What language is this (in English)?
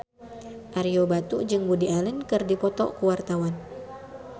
Sundanese